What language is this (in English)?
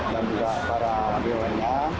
Indonesian